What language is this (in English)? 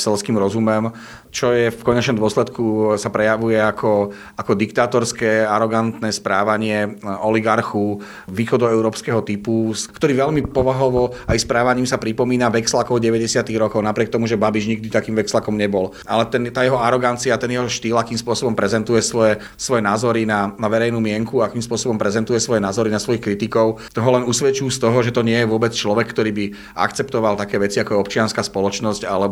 Slovak